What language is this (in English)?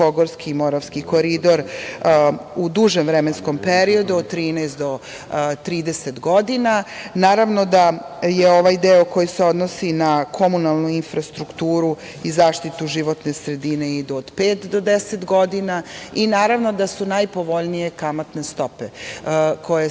Serbian